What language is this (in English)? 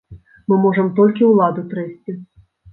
Belarusian